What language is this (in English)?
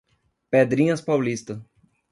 Portuguese